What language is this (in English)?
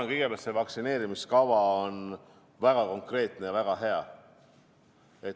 Estonian